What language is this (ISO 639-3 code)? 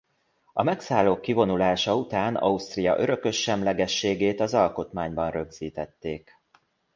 hun